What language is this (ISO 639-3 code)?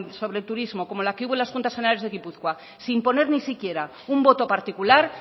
spa